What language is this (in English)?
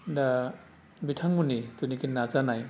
Bodo